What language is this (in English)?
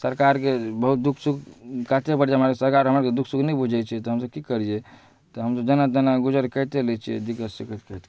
Maithili